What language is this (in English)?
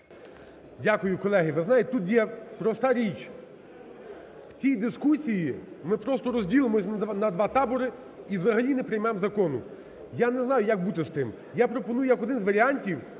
Ukrainian